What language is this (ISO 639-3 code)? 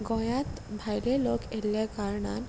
kok